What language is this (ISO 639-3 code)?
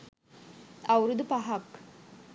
sin